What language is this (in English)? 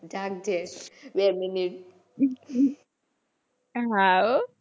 Gujarati